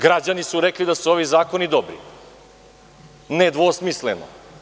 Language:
Serbian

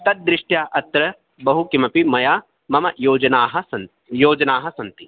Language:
Sanskrit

